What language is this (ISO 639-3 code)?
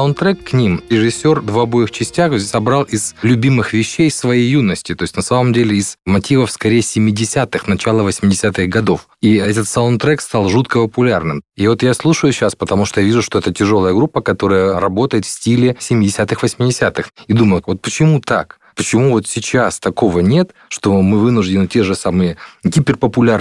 rus